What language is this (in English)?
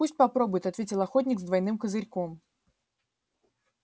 Russian